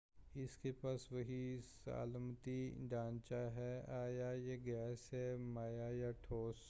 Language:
Urdu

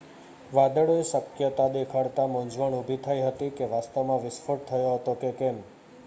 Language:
Gujarati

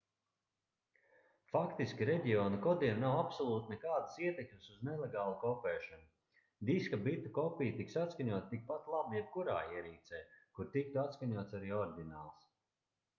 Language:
Latvian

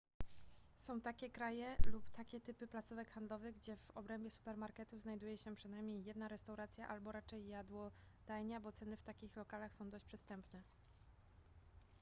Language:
Polish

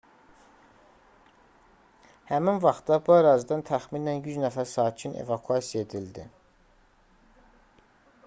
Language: Azerbaijani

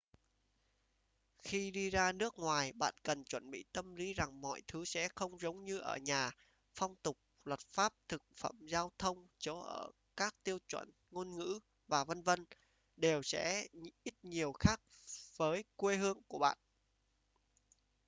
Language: Vietnamese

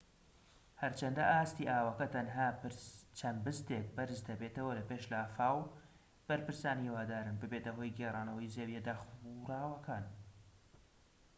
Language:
Central Kurdish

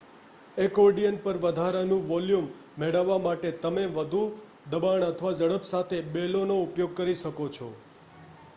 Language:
Gujarati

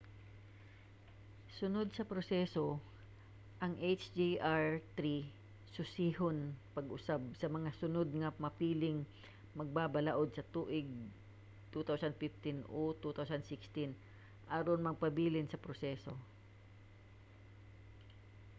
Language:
Cebuano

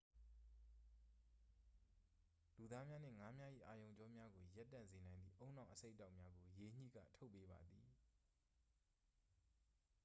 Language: Burmese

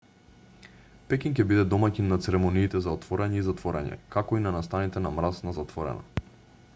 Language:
Macedonian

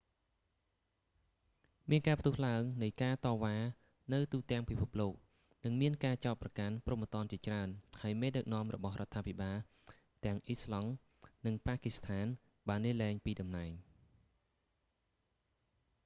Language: Khmer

